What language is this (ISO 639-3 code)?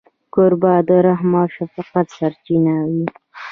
pus